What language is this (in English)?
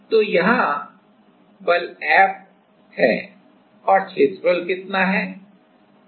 Hindi